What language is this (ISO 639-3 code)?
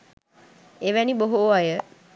sin